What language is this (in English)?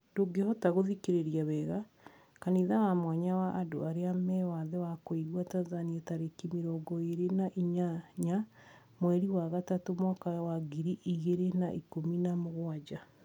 Kikuyu